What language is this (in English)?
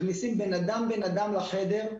Hebrew